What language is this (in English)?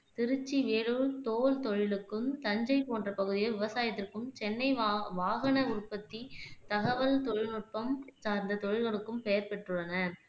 Tamil